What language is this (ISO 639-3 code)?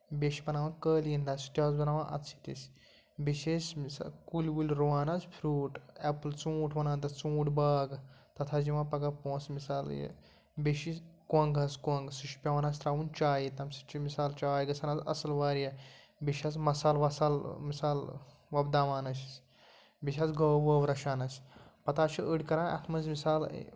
kas